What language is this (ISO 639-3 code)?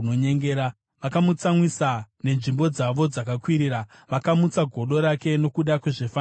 sna